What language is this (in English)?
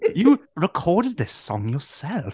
English